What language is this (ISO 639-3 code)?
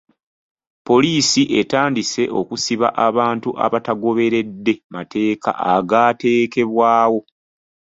lug